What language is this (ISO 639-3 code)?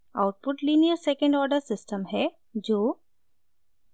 hin